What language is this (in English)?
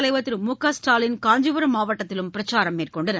Tamil